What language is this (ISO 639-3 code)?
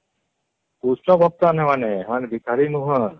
ori